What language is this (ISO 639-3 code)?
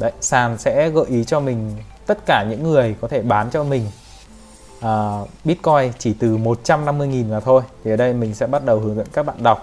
vie